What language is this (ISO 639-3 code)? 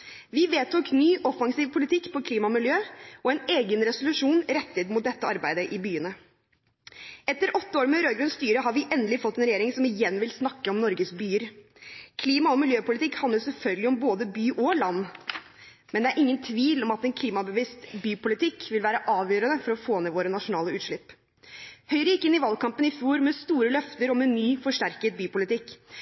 nob